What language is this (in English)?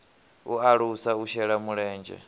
Venda